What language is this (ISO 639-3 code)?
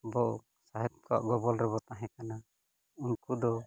sat